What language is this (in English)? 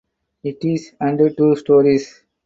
English